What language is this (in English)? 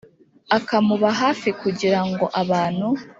Kinyarwanda